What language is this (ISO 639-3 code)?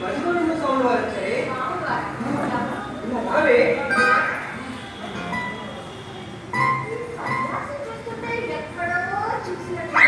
tel